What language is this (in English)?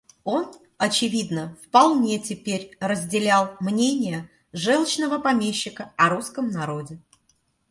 Russian